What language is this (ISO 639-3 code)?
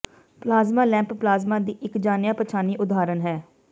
pan